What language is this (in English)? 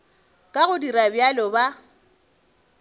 Northern Sotho